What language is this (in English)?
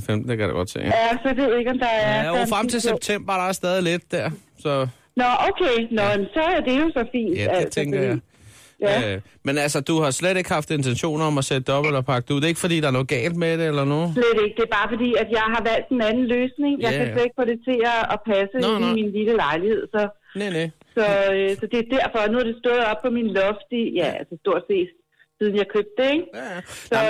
Danish